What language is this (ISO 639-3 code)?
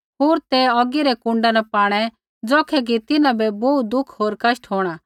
kfx